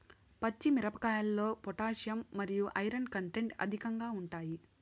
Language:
Telugu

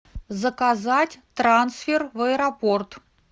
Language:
Russian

